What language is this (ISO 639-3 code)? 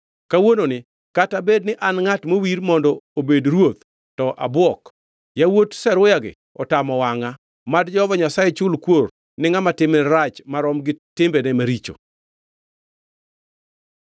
luo